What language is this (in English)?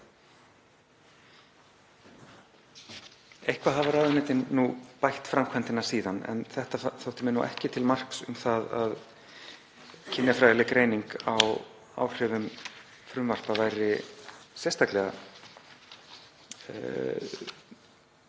Icelandic